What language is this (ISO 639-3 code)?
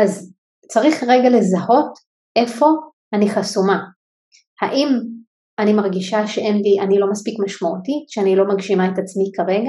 heb